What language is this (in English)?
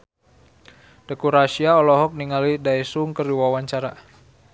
Sundanese